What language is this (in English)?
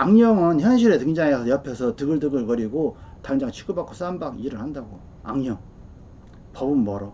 Korean